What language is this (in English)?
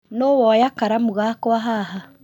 Kikuyu